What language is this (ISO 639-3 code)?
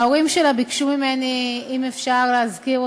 heb